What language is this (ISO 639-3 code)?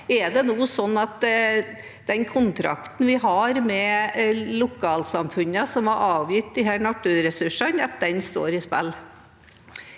nor